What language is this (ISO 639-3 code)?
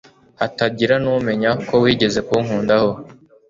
kin